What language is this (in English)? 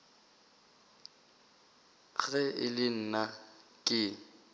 Northern Sotho